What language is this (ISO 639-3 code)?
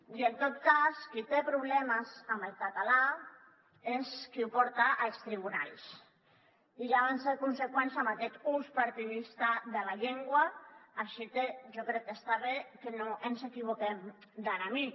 cat